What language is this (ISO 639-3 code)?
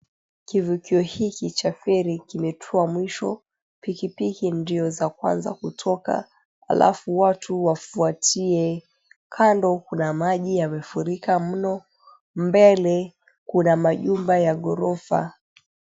swa